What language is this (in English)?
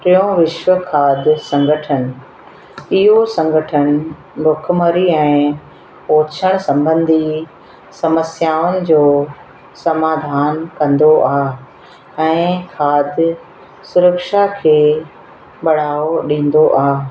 Sindhi